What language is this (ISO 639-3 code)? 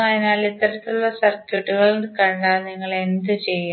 mal